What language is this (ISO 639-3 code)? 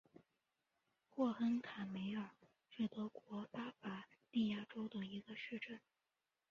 zho